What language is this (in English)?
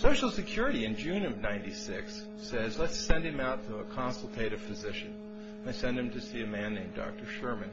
English